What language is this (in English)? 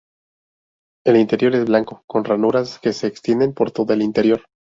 Spanish